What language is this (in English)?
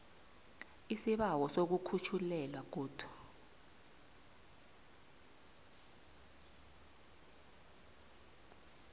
South Ndebele